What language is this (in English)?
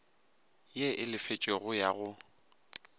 Northern Sotho